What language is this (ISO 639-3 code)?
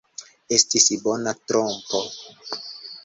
epo